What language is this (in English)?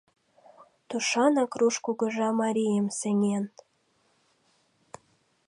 Mari